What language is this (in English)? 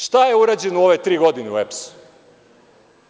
Serbian